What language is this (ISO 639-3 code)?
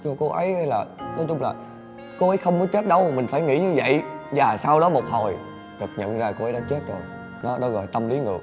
vie